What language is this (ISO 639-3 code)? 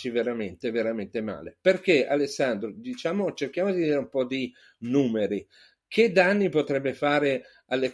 ita